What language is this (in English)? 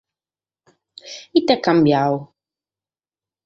Sardinian